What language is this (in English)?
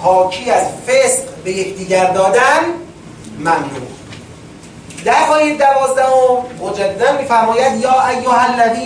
Persian